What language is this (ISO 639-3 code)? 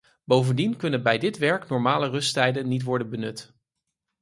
nld